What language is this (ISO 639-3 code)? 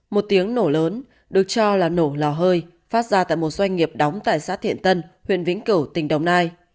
vie